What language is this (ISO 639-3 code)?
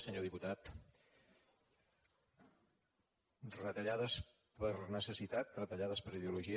cat